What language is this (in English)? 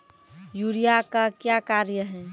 Maithili